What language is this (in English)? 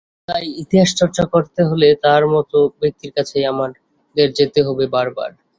Bangla